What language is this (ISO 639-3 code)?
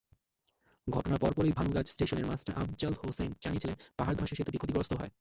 ben